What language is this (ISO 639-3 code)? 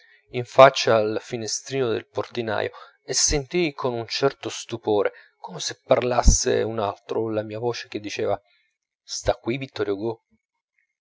ita